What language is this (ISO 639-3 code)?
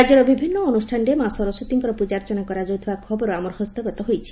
ori